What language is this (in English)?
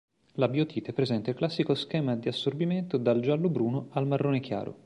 Italian